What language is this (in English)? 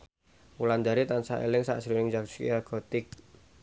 Javanese